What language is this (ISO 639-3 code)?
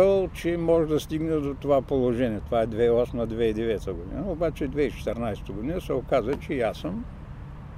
bul